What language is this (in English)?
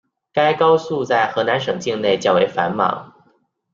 Chinese